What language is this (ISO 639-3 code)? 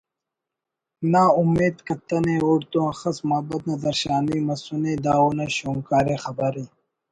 brh